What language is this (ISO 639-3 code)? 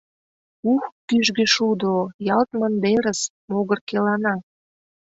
chm